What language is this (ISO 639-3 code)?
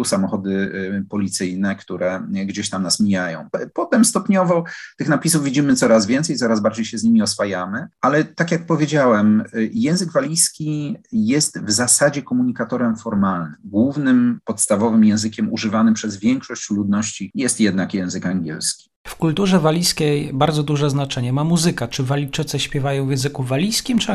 pol